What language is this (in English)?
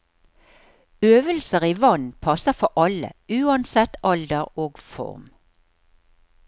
Norwegian